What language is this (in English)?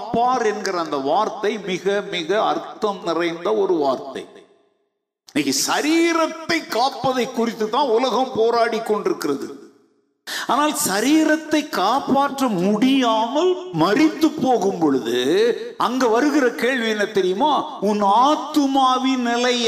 Tamil